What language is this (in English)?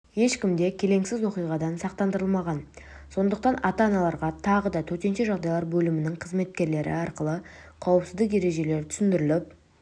Kazakh